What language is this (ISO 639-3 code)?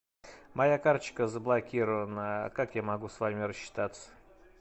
rus